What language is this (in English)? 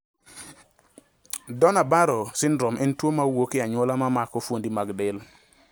Luo (Kenya and Tanzania)